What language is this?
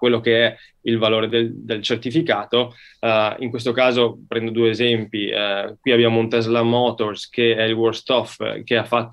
Italian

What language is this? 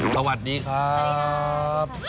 Thai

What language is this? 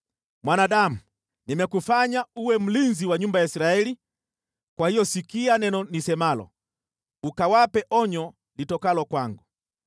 Swahili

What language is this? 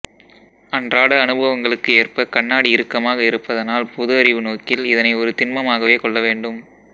Tamil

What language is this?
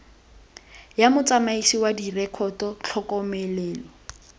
Tswana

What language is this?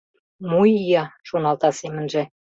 Mari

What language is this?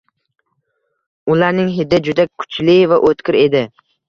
Uzbek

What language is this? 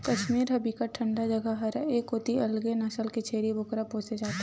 Chhattisgarhi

